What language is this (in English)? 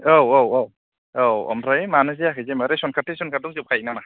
Bodo